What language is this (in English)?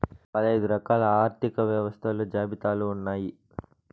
Telugu